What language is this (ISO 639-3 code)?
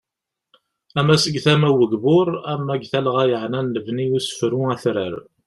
kab